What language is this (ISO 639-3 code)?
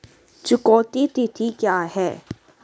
hin